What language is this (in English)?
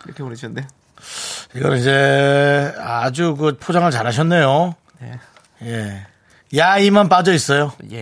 Korean